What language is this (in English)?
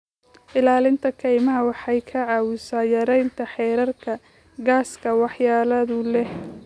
Somali